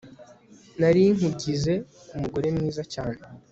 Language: Kinyarwanda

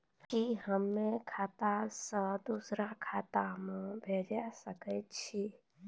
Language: Maithili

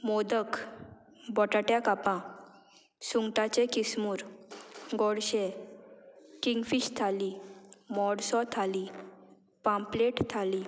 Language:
Konkani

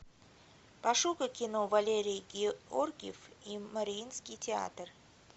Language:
Russian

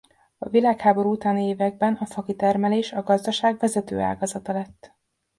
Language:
Hungarian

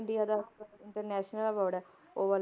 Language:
Punjabi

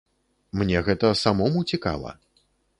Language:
Belarusian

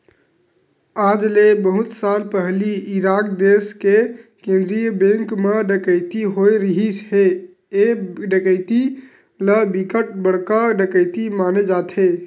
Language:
Chhattisgarhi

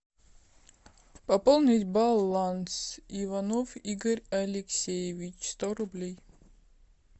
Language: Russian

